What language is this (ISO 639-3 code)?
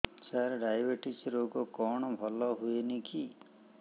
ori